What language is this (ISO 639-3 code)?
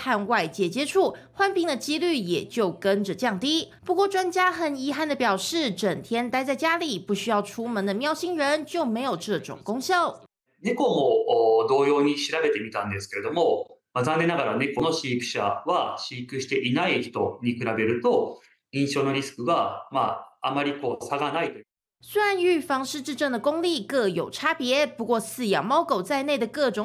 zho